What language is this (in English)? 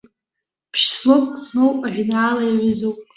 Abkhazian